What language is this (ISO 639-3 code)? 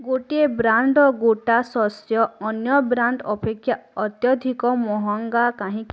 ori